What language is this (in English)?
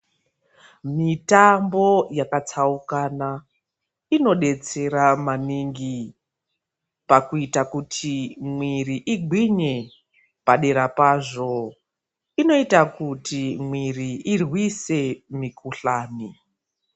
Ndau